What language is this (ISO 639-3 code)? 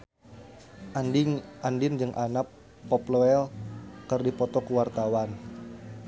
sun